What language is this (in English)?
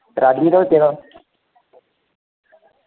Dogri